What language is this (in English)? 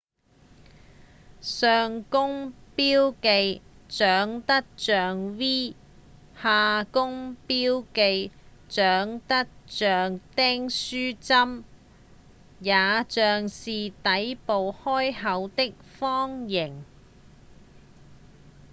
Cantonese